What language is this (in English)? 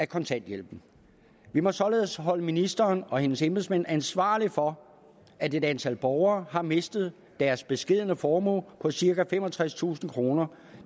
Danish